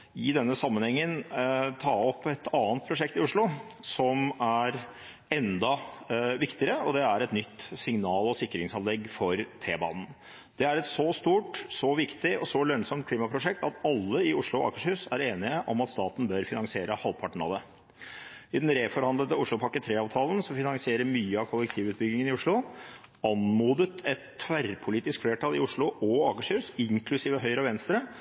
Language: Norwegian Bokmål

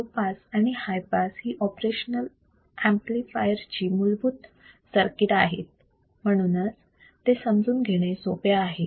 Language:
Marathi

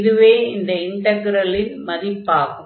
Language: Tamil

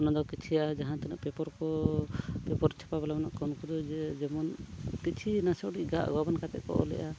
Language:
Santali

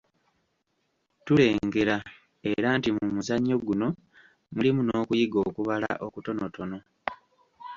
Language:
Ganda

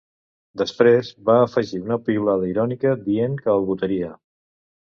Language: Catalan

